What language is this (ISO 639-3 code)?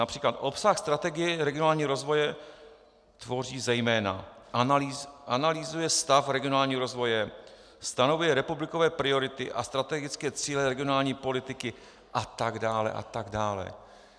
ces